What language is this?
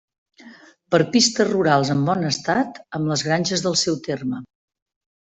Catalan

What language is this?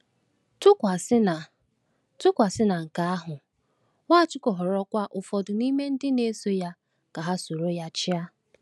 Igbo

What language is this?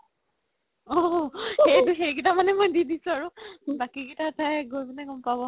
Assamese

